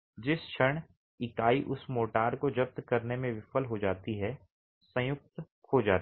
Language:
Hindi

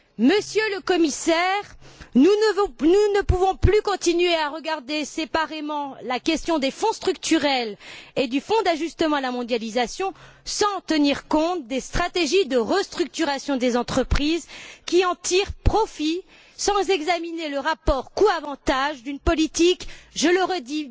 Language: French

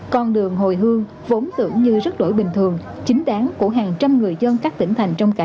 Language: Vietnamese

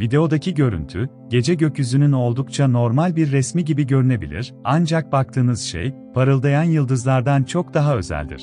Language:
Turkish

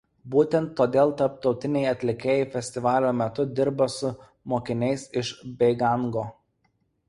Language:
Lithuanian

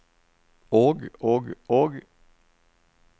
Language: Norwegian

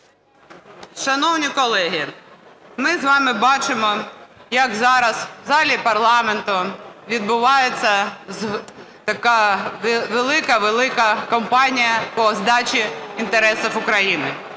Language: Ukrainian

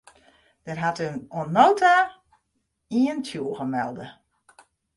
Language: Western Frisian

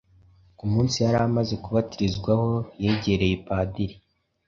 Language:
Kinyarwanda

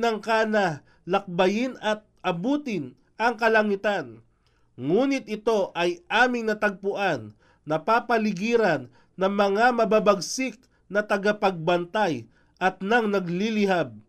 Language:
Filipino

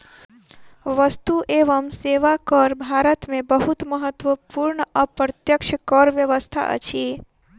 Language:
Maithili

